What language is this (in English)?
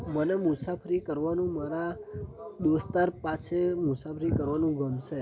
Gujarati